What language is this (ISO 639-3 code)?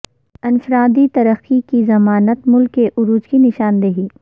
urd